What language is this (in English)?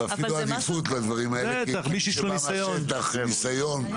Hebrew